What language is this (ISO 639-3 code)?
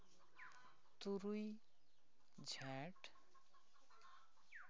sat